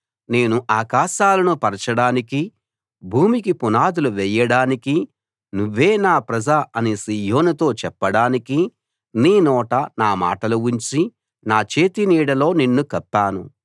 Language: Telugu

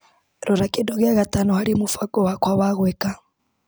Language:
Kikuyu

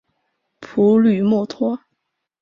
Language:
Chinese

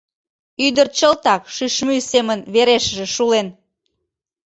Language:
Mari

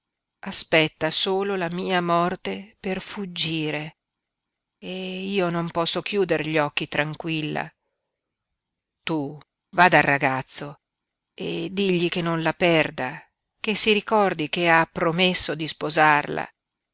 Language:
Italian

